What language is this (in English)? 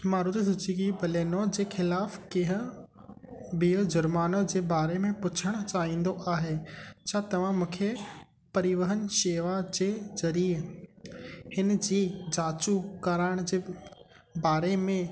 Sindhi